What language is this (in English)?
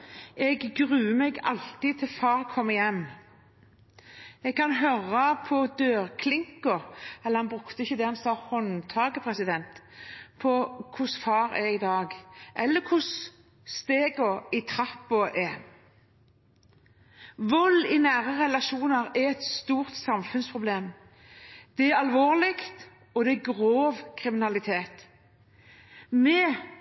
Norwegian Bokmål